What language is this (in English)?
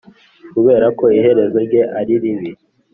Kinyarwanda